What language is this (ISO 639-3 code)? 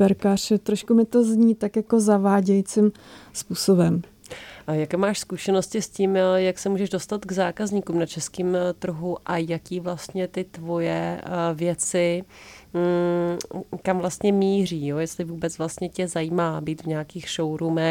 ces